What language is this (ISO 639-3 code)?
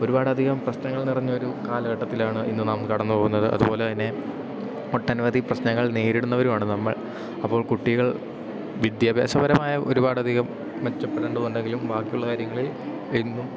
mal